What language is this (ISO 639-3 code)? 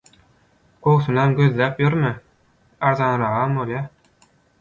tuk